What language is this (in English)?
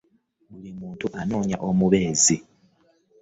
Ganda